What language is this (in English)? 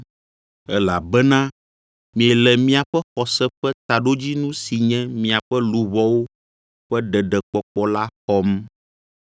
Ewe